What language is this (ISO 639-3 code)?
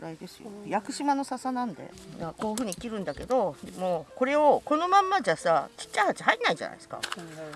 jpn